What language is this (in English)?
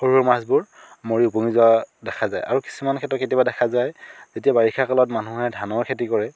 Assamese